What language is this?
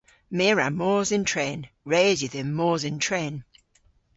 Cornish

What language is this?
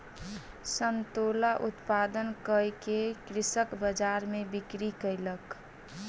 Maithili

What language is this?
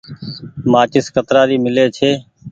Goaria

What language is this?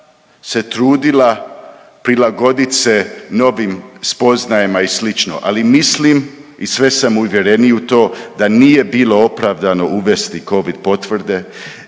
Croatian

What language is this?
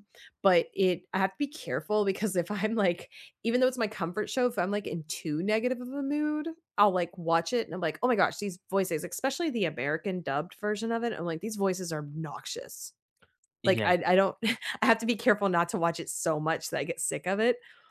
English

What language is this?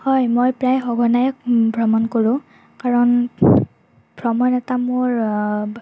Assamese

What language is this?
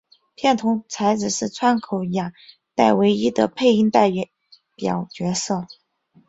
Chinese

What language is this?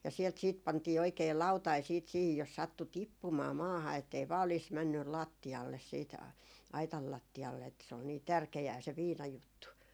Finnish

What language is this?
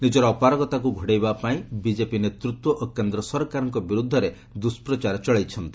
Odia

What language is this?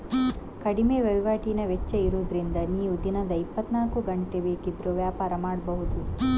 Kannada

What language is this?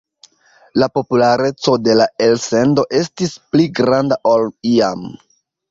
Esperanto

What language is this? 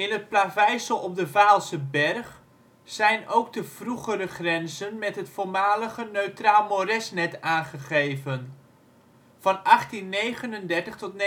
Dutch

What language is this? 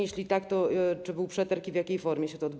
Polish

